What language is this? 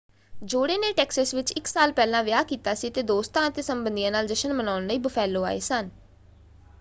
Punjabi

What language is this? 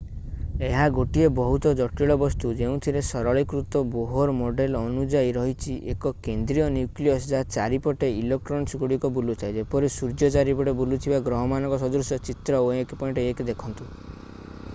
Odia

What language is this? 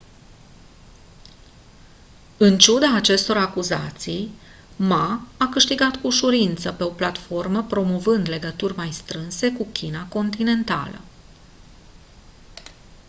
Romanian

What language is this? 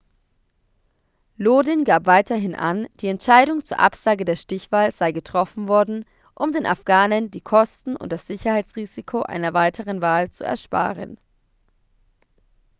German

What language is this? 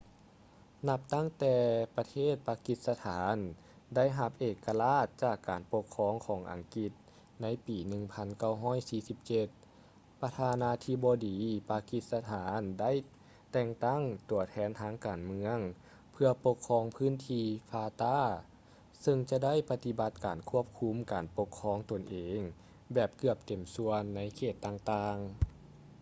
Lao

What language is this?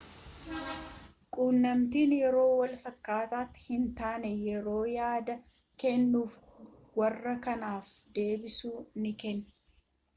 Oromo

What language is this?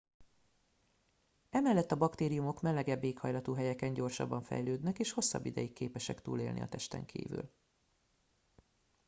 Hungarian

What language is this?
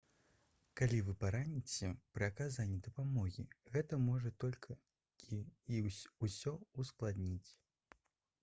Belarusian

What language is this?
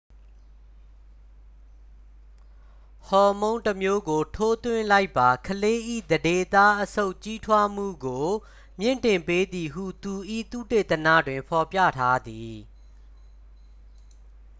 Burmese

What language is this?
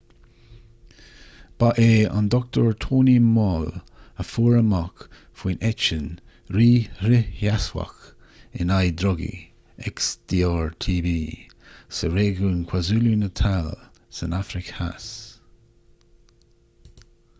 Irish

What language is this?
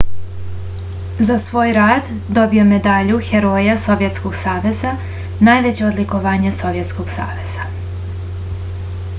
Serbian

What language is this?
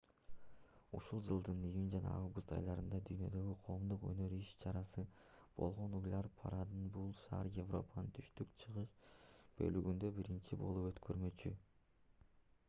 Kyrgyz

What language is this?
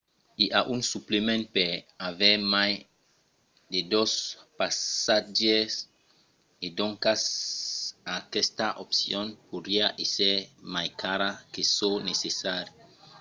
Occitan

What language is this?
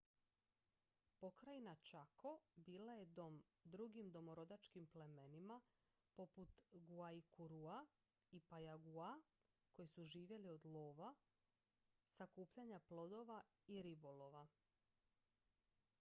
Croatian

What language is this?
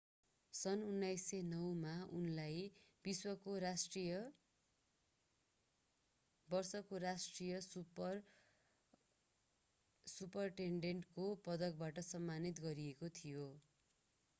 Nepali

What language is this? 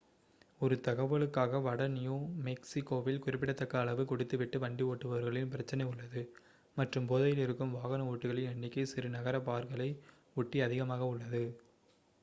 Tamil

